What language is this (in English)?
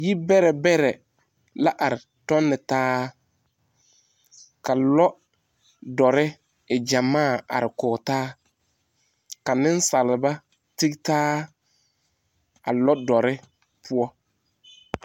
Southern Dagaare